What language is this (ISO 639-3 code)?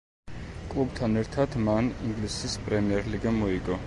kat